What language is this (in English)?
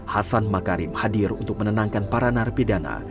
Indonesian